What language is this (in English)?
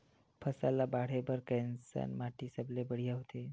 Chhattisgarhi